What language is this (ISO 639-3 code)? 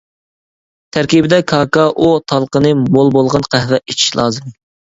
uig